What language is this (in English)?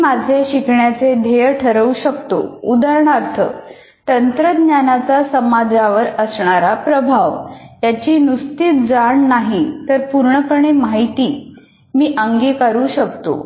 Marathi